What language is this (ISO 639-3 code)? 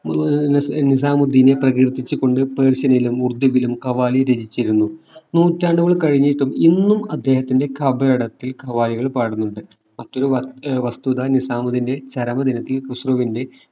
mal